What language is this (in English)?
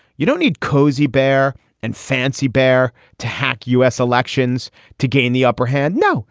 English